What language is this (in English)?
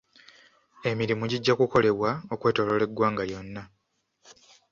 Ganda